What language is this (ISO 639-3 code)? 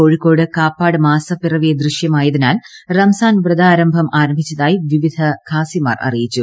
mal